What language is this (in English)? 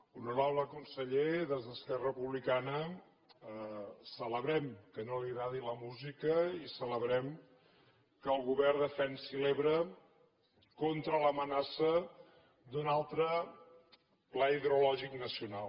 Catalan